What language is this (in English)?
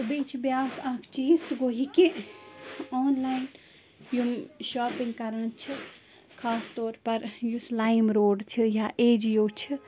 Kashmiri